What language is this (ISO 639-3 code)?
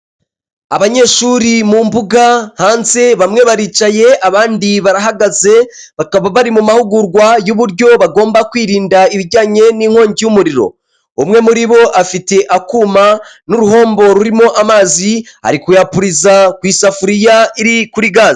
kin